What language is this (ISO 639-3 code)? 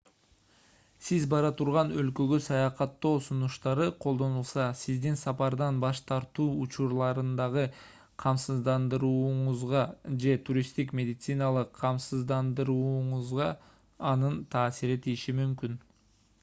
kir